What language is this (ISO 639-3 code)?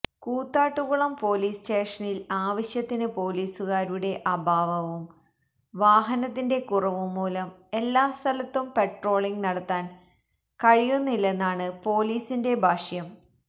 mal